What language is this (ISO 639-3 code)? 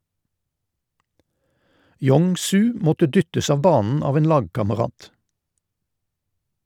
nor